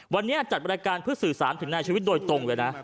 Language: Thai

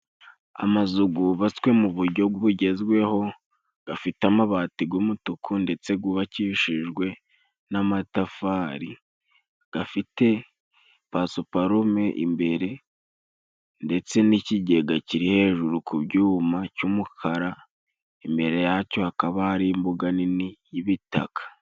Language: Kinyarwanda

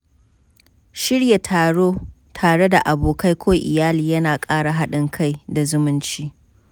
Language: Hausa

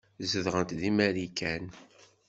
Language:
Kabyle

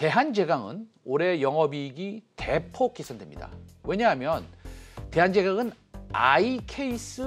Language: Korean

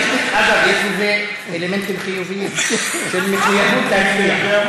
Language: Hebrew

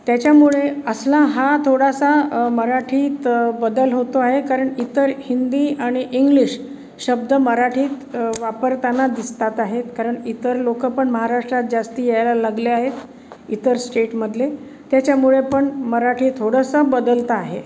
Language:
Marathi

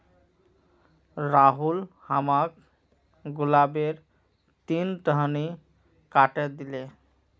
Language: Magahi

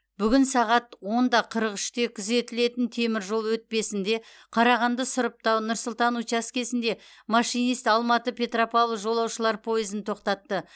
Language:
Kazakh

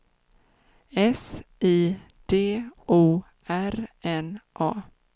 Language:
Swedish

